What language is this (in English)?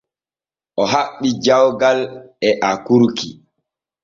Borgu Fulfulde